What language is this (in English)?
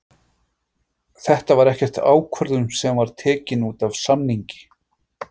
Icelandic